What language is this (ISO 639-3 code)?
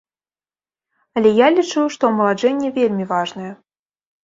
bel